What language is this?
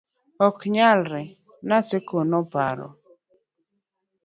Luo (Kenya and Tanzania)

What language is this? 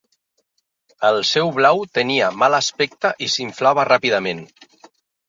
Catalan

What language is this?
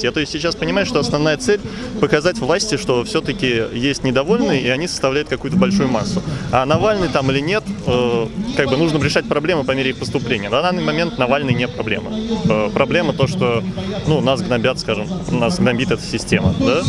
Russian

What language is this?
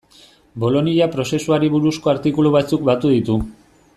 Basque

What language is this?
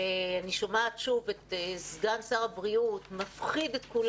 Hebrew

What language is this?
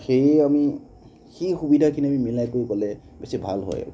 Assamese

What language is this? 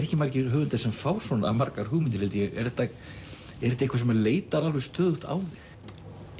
Icelandic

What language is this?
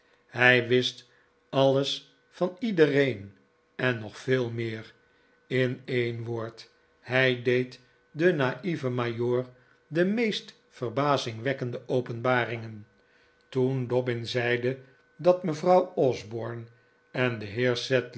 Dutch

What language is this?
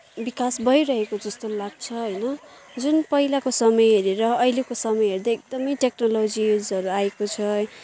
Nepali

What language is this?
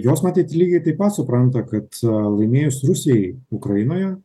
Lithuanian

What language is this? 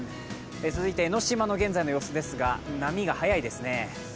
Japanese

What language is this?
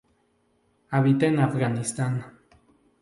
Spanish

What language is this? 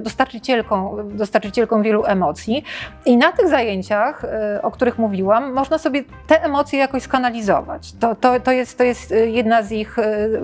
Polish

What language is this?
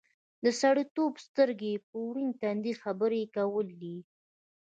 Pashto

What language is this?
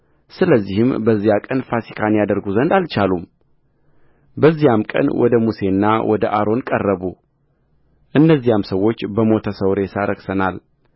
Amharic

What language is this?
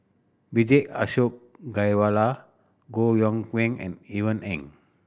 English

